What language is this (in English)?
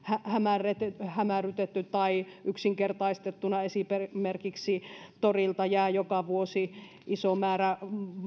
Finnish